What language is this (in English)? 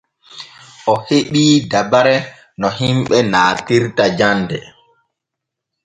Borgu Fulfulde